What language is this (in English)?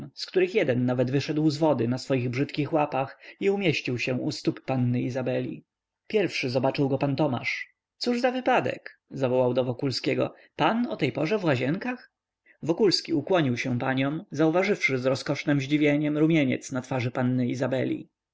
Polish